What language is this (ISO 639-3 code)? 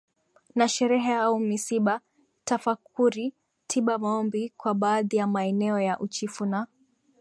swa